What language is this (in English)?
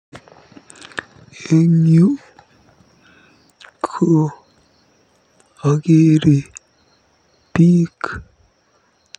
Kalenjin